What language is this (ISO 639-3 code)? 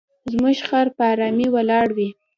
pus